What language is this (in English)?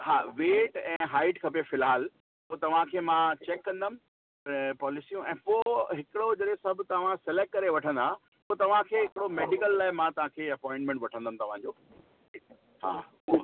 Sindhi